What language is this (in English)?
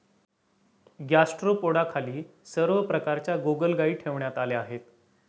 Marathi